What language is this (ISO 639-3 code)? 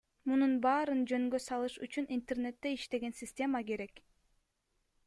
kir